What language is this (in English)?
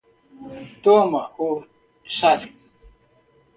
Portuguese